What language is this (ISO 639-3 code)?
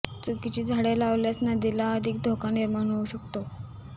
mar